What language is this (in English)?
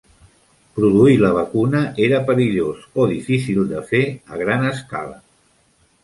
Catalan